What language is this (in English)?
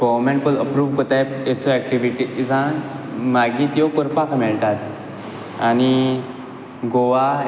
Konkani